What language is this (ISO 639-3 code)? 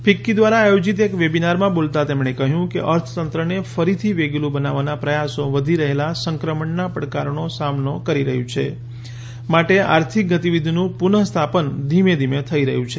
guj